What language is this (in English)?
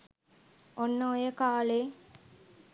Sinhala